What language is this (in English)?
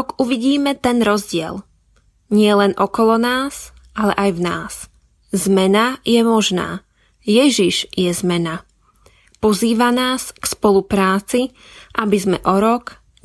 Slovak